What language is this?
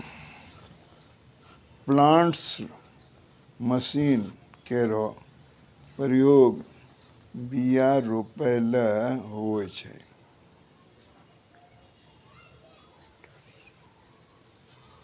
Maithili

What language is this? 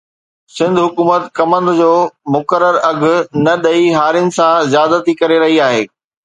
Sindhi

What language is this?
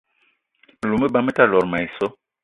Eton (Cameroon)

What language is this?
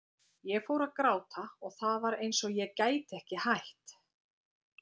Icelandic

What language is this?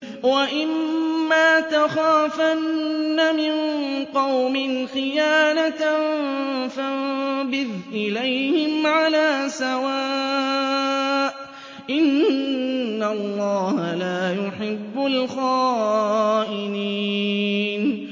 Arabic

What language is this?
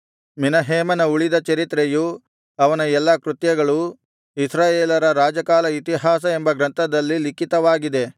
Kannada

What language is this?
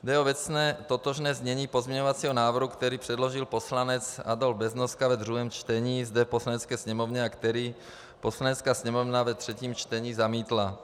Czech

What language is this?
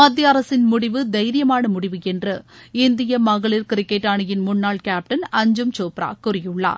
Tamil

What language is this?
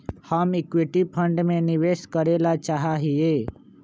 Magahi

